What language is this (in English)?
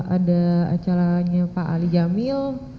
Indonesian